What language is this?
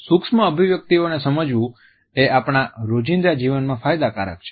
Gujarati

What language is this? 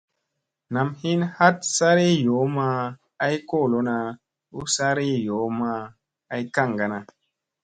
Musey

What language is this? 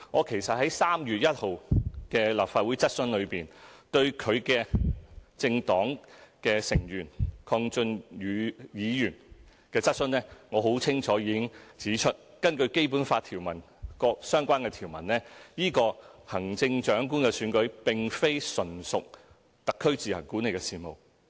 Cantonese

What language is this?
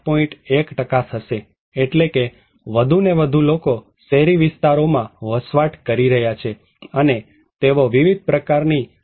Gujarati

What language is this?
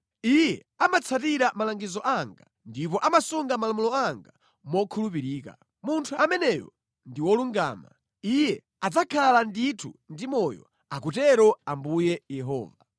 Nyanja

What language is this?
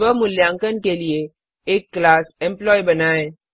Hindi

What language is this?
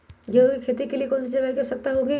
Magahi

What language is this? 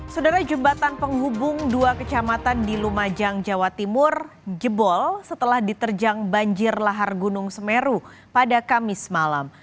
Indonesian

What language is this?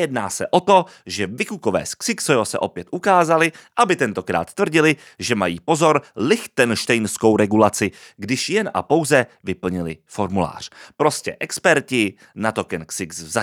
Czech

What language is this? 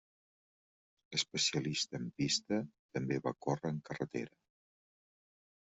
Catalan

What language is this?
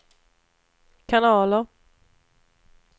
Swedish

